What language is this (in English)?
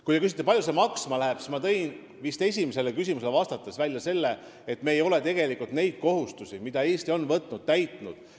Estonian